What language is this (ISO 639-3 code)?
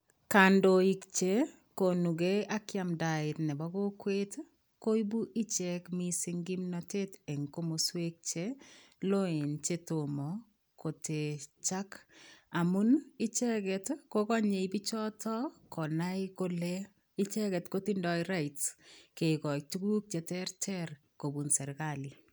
kln